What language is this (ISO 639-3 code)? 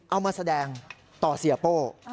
tha